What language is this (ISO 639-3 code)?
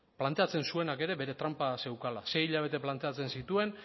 eus